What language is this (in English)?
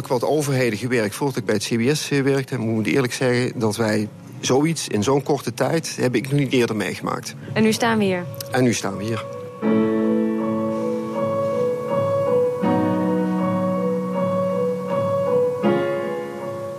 Dutch